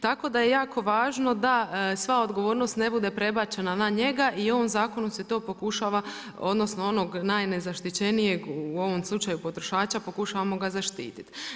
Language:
Croatian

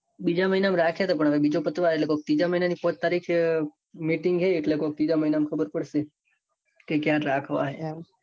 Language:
Gujarati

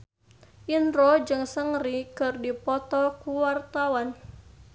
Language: Sundanese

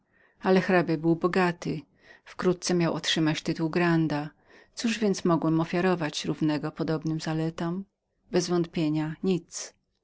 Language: Polish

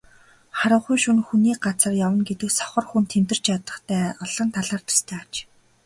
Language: Mongolian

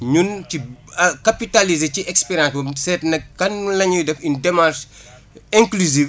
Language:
Wolof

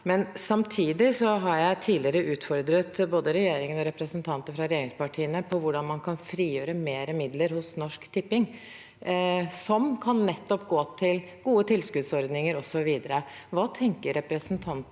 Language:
Norwegian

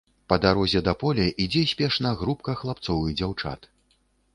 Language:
Belarusian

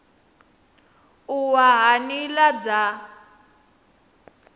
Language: Venda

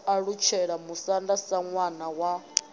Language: Venda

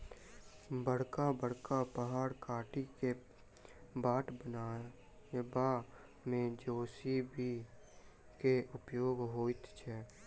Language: Maithili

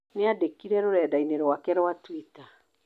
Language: Kikuyu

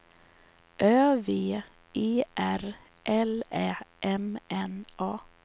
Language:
Swedish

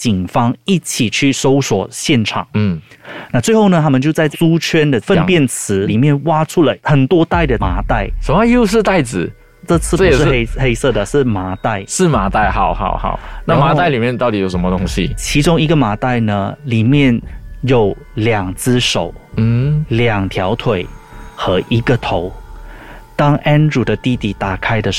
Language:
Chinese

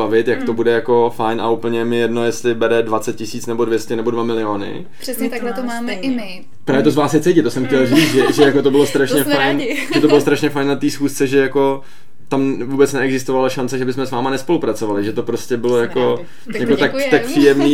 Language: Czech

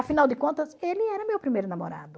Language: Portuguese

